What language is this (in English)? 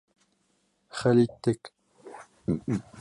Bashkir